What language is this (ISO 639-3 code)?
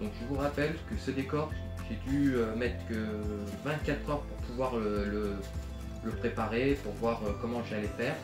fra